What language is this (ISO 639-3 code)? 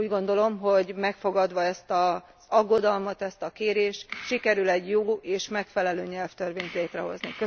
hun